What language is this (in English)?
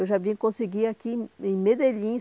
Portuguese